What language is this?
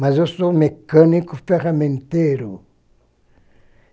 Portuguese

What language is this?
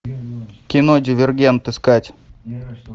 Russian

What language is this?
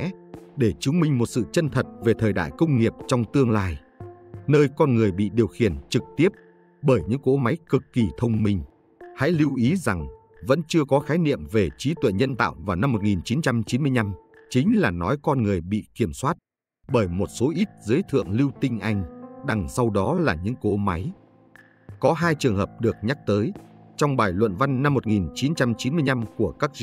Vietnamese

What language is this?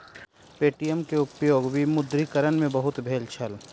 Maithili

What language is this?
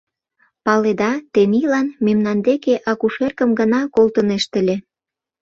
Mari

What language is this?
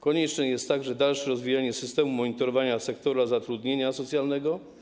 Polish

